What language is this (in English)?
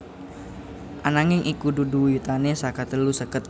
Javanese